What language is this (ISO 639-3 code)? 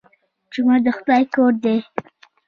pus